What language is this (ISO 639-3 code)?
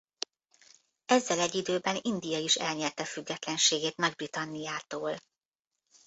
hun